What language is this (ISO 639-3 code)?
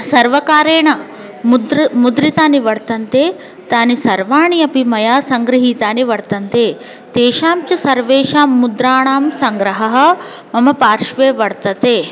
san